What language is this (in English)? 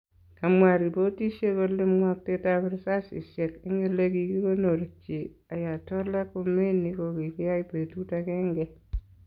Kalenjin